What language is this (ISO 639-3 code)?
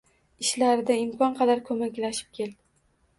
uzb